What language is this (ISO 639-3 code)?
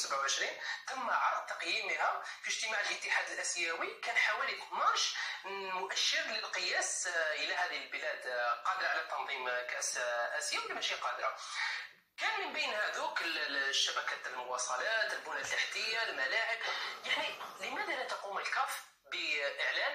ara